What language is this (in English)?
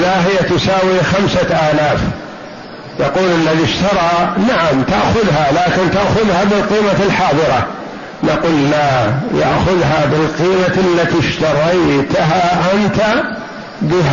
Arabic